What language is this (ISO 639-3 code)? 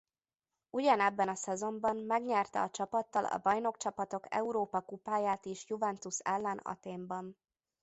hun